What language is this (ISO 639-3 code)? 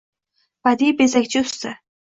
uzb